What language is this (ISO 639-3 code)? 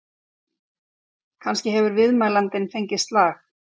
isl